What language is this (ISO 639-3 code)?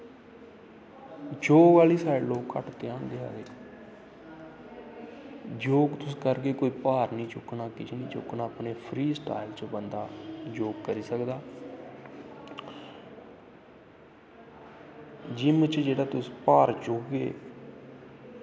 doi